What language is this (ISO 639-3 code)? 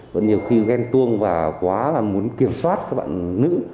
vie